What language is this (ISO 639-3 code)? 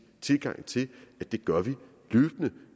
dan